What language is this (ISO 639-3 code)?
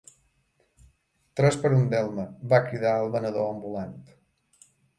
cat